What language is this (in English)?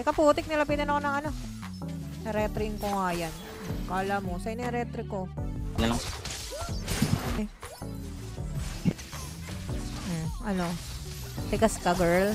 Filipino